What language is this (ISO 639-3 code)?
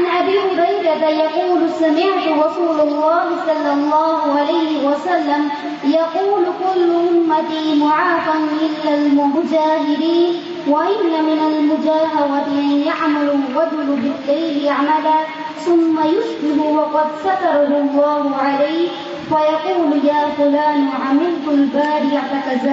urd